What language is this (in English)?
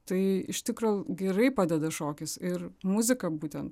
Lithuanian